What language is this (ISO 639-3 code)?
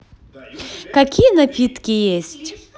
rus